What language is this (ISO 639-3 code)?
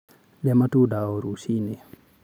kik